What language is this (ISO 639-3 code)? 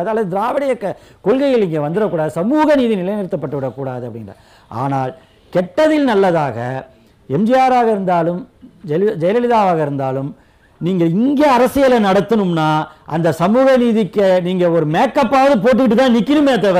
tam